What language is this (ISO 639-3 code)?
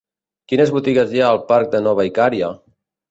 cat